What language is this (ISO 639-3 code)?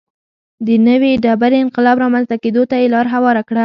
pus